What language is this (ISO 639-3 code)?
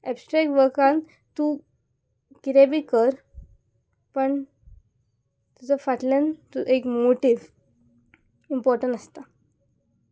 kok